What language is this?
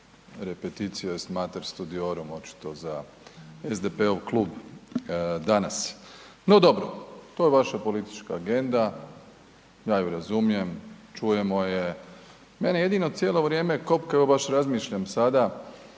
Croatian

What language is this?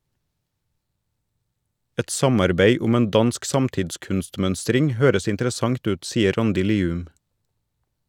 Norwegian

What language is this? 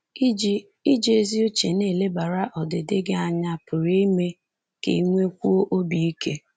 Igbo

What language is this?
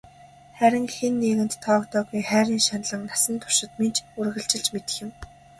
Mongolian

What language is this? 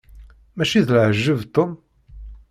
Kabyle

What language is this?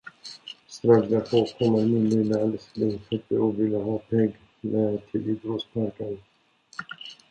Swedish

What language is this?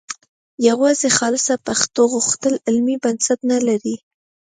Pashto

